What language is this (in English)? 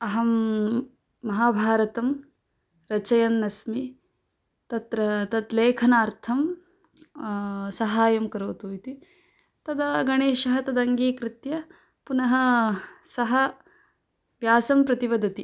Sanskrit